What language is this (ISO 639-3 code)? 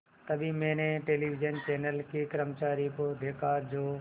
hin